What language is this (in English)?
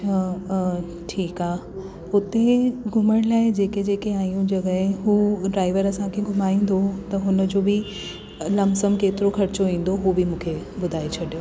Sindhi